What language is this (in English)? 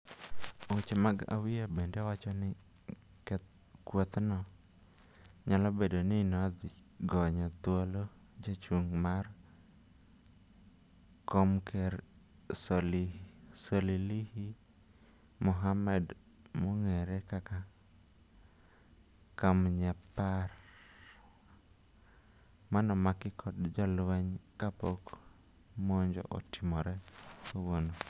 Luo (Kenya and Tanzania)